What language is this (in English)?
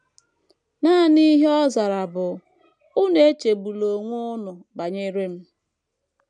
Igbo